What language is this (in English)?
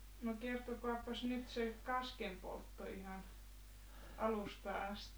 Finnish